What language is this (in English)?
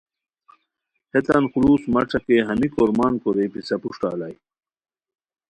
Khowar